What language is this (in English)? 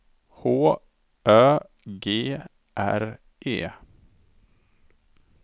Swedish